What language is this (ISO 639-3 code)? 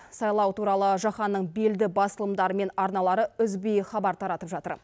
kaz